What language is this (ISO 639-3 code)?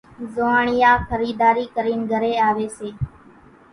gjk